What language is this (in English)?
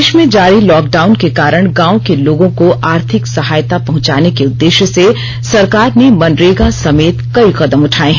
Hindi